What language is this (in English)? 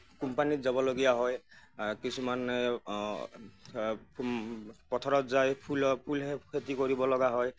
Assamese